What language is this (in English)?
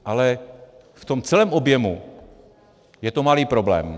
Czech